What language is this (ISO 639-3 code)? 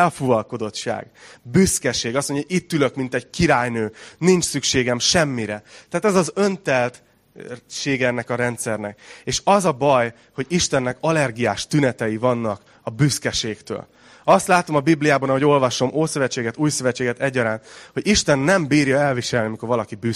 hun